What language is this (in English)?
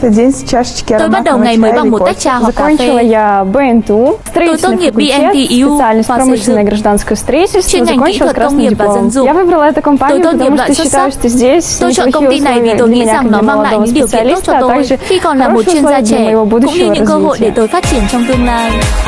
Vietnamese